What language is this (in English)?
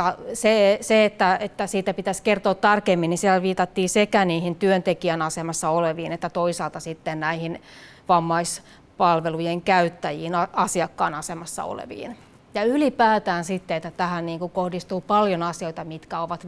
Finnish